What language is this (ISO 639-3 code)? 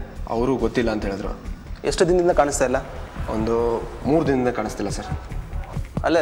hin